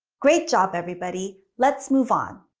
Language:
English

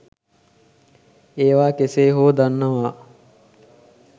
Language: Sinhala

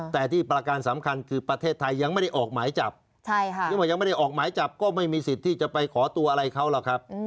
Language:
Thai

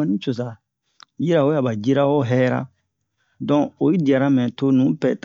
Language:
Bomu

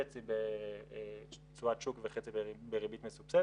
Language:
Hebrew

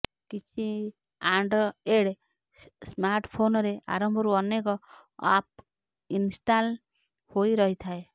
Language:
Odia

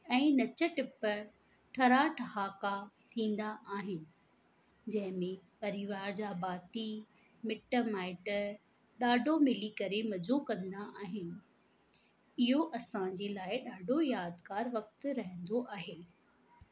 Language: Sindhi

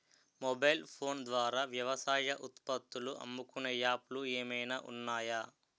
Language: Telugu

